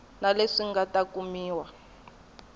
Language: Tsonga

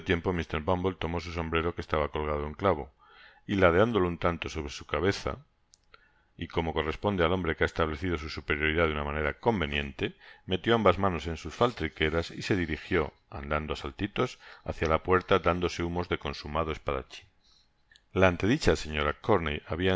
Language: Spanish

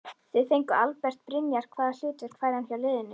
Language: Icelandic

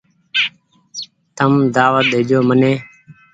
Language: Goaria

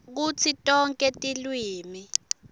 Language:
Swati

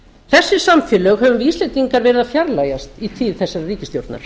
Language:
Icelandic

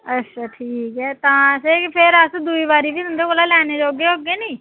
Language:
Dogri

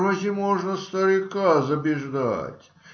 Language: Russian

